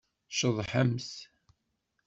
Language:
Kabyle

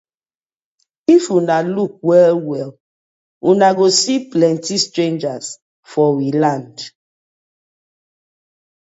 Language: Nigerian Pidgin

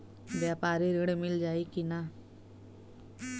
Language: Bhojpuri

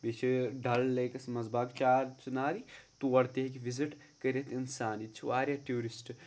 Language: Kashmiri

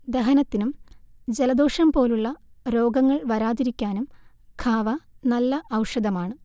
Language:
Malayalam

